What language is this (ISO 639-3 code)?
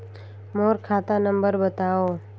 hne